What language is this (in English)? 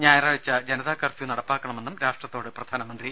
Malayalam